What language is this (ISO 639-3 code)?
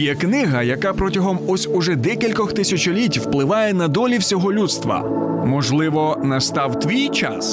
ukr